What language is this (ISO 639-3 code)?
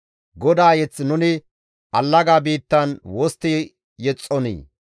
gmv